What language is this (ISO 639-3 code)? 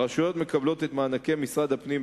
heb